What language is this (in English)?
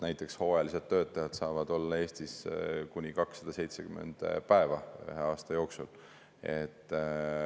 Estonian